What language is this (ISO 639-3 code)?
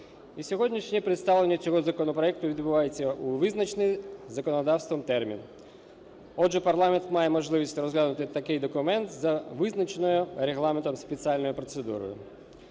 ukr